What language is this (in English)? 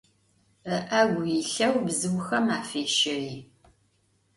Adyghe